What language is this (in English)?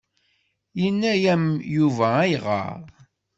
Kabyle